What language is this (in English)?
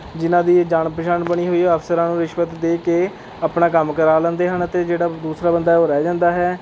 Punjabi